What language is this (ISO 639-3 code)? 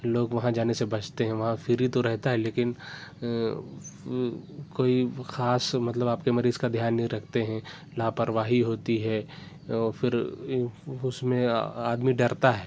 urd